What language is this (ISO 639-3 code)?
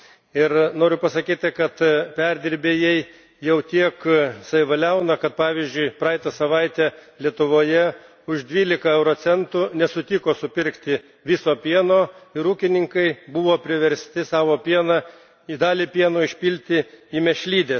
lit